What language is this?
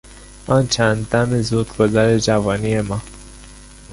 Persian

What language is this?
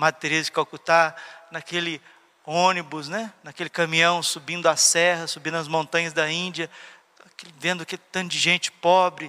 Portuguese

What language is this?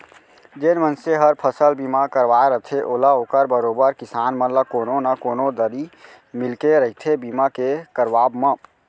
Chhattisgarhi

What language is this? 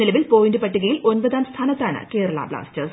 Malayalam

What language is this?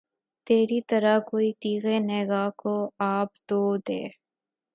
Urdu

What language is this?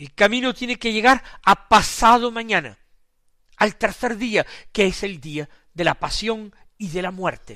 Spanish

